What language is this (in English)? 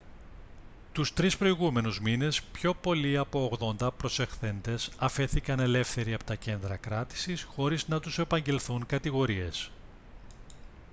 Greek